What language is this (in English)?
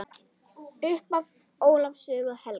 Icelandic